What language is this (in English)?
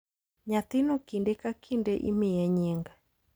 Luo (Kenya and Tanzania)